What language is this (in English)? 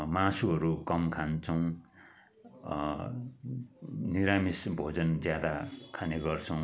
Nepali